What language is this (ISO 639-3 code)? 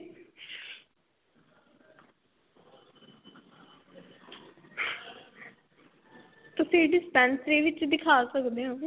pan